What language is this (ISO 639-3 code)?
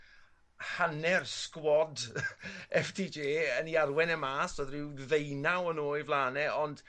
cym